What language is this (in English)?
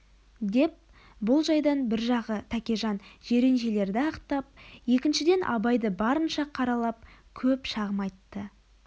Kazakh